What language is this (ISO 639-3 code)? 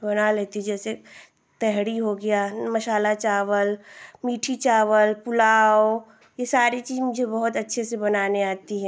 hin